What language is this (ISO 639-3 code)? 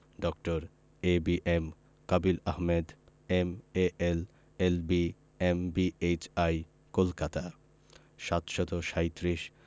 ben